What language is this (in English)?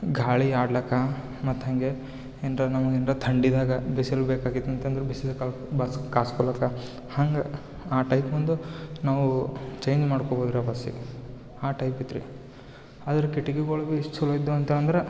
Kannada